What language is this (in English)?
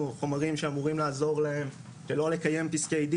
Hebrew